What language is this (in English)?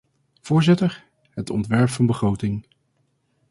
Dutch